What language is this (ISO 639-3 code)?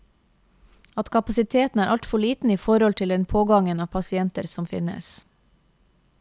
nor